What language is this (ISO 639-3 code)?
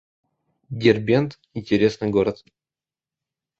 rus